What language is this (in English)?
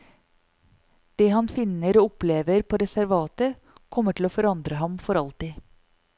Norwegian